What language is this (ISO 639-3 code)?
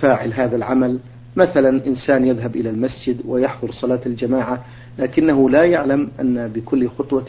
ara